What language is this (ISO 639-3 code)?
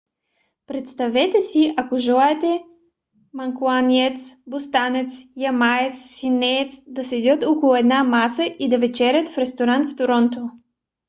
bul